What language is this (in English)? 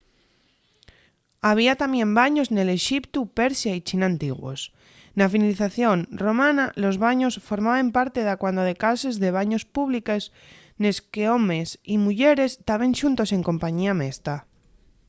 Asturian